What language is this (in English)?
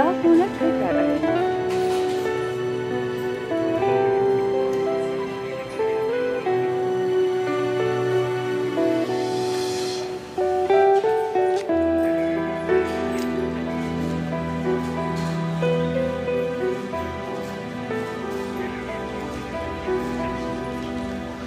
Turkish